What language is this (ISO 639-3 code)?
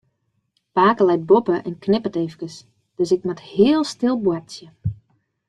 fry